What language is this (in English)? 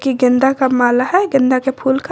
Hindi